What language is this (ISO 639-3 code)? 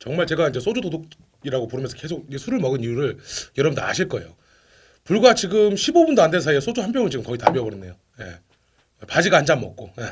kor